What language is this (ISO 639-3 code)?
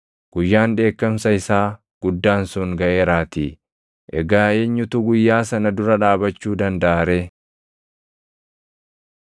orm